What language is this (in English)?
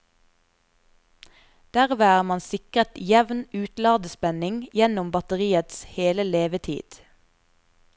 Norwegian